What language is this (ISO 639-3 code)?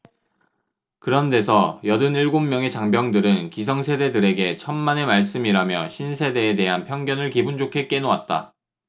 kor